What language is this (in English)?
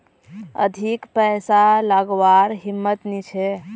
Magahi